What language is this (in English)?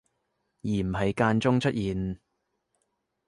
Cantonese